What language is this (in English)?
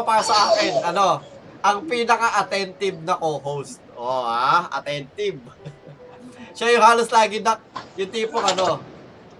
Filipino